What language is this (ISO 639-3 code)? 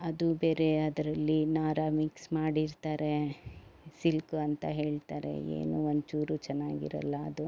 kan